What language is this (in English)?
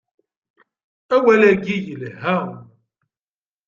Kabyle